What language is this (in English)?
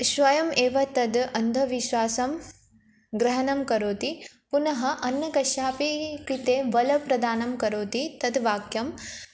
Sanskrit